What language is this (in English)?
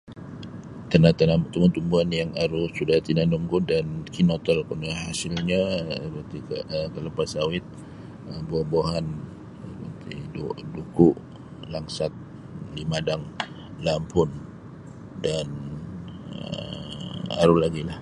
Sabah Bisaya